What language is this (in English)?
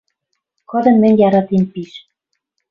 Western Mari